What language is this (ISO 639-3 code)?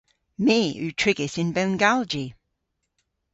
cor